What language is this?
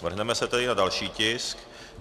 Czech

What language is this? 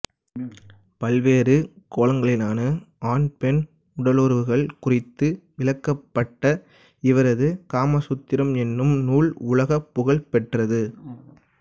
Tamil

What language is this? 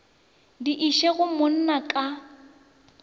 Northern Sotho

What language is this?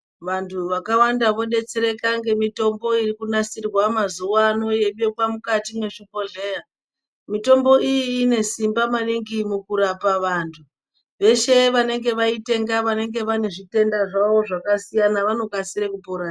Ndau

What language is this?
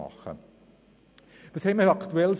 Swiss German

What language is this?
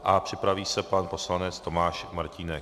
Czech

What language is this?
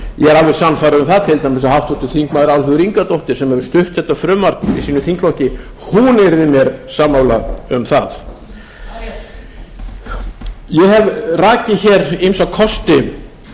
Icelandic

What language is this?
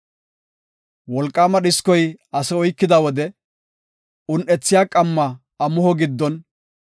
Gofa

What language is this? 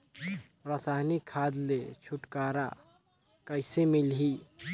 Chhattisgarhi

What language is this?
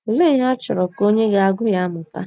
Igbo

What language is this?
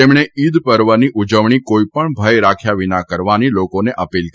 Gujarati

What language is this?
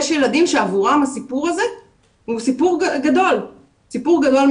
Hebrew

